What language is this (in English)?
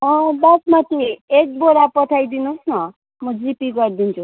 Nepali